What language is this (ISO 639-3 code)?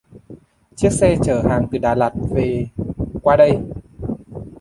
vie